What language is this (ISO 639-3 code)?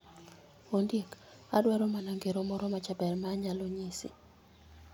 luo